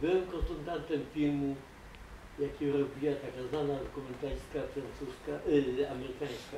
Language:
Polish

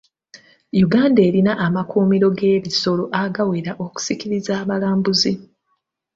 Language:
Ganda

